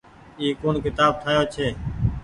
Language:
Goaria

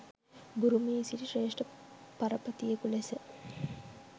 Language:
Sinhala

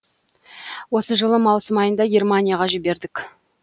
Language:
Kazakh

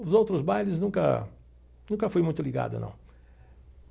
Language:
Portuguese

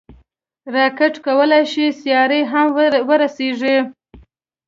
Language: Pashto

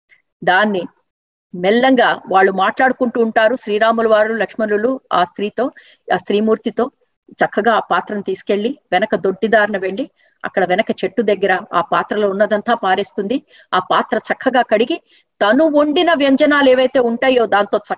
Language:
Telugu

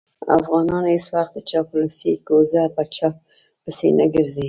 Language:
Pashto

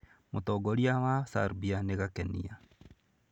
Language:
Kikuyu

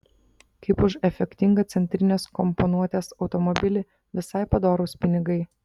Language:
Lithuanian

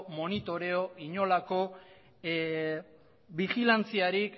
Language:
Basque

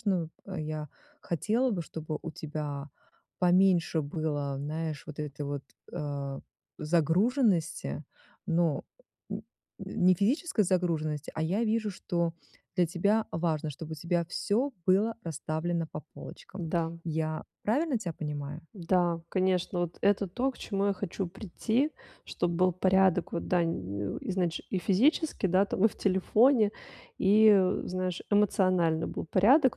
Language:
Russian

